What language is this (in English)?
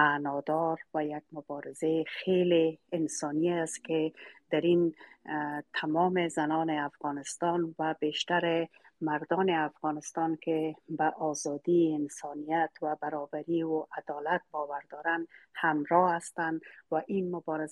Persian